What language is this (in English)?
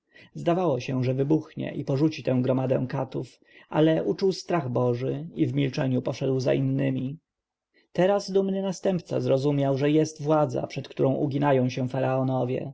Polish